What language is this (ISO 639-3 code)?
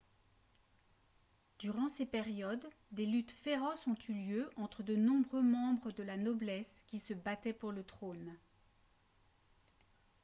fra